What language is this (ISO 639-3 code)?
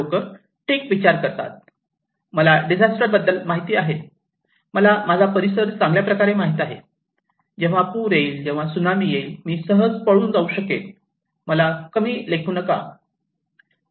mar